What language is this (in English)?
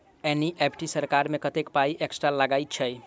Maithili